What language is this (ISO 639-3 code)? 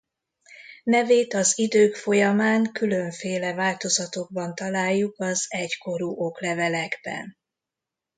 hun